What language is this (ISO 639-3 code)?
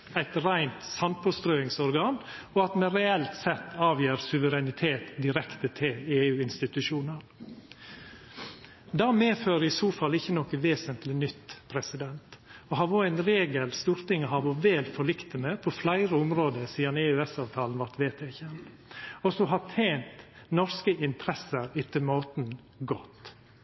nno